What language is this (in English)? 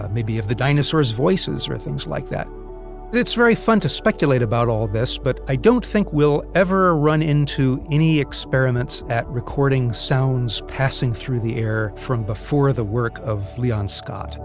English